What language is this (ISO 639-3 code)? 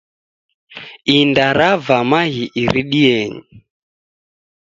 dav